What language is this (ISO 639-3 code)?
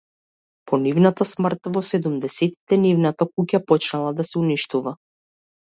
mkd